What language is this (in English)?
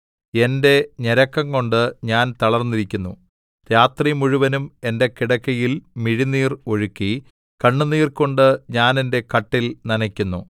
Malayalam